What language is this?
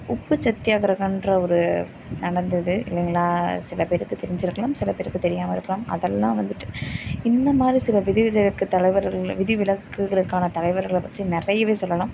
Tamil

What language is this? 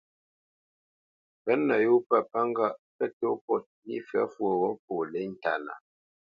Bamenyam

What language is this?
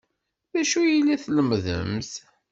Kabyle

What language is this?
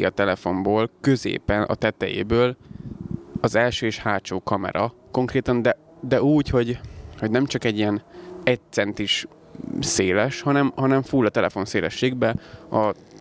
Hungarian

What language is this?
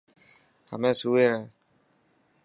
Dhatki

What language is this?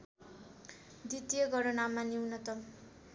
Nepali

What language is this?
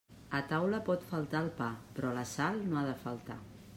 Catalan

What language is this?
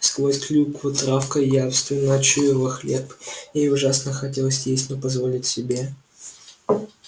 Russian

